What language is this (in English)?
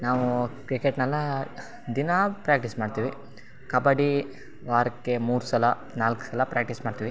Kannada